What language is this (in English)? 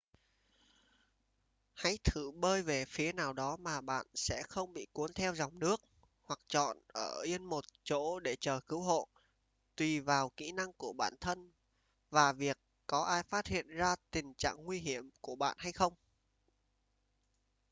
Vietnamese